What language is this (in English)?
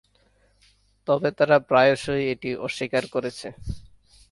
Bangla